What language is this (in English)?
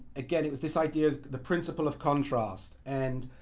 English